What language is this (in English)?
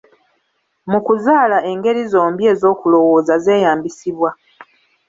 Ganda